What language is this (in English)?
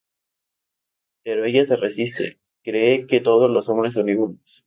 Spanish